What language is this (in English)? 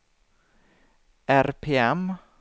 Swedish